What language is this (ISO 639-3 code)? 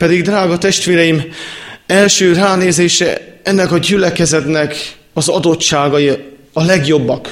hun